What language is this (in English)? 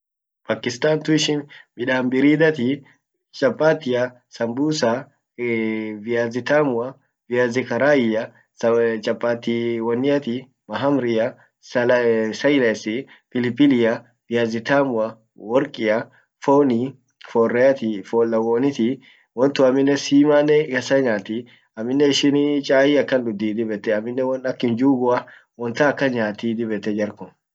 Orma